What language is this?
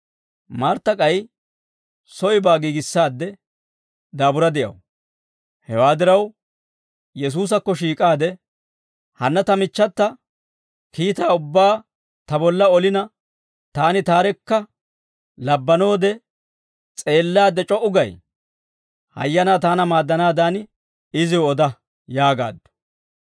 Dawro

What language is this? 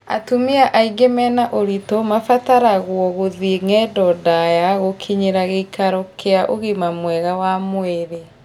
Kikuyu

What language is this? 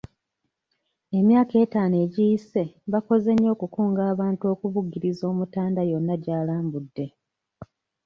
Ganda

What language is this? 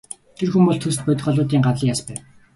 Mongolian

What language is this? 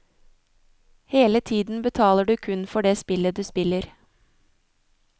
Norwegian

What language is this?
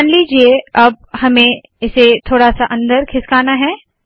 Hindi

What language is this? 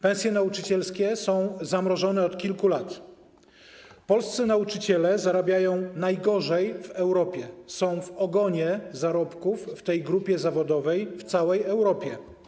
Polish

